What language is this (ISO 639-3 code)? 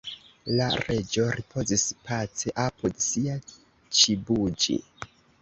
epo